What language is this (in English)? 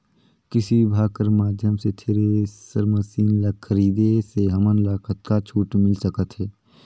Chhattisgarhi